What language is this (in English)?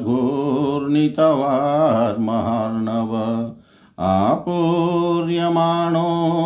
Hindi